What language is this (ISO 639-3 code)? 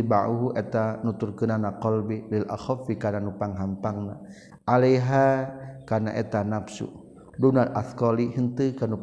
msa